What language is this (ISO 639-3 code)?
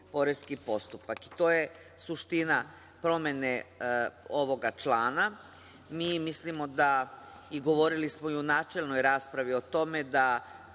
srp